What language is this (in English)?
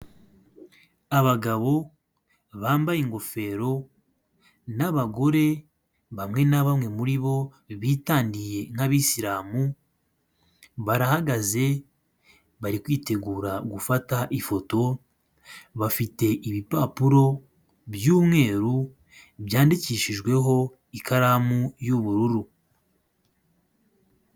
Kinyarwanda